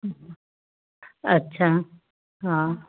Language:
Sindhi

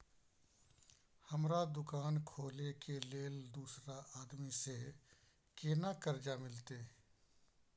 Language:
Maithili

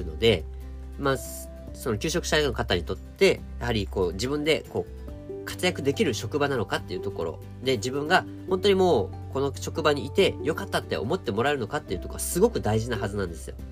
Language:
Japanese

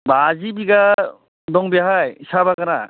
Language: Bodo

